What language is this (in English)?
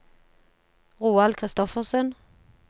Norwegian